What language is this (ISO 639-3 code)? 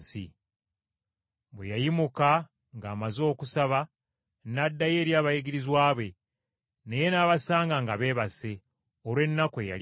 lug